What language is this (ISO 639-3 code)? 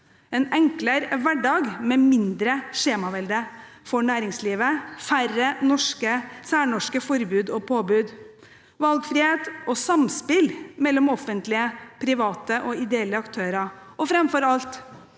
nor